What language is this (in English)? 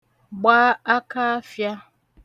Igbo